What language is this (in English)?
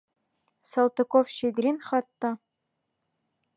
Bashkir